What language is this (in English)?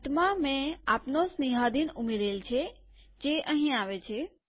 Gujarati